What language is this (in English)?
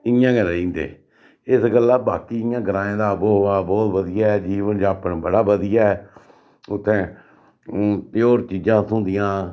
Dogri